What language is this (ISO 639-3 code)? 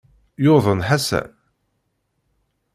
kab